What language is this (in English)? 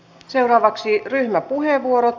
Finnish